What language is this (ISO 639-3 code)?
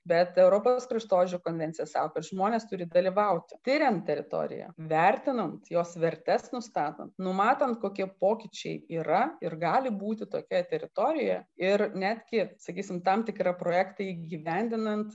lit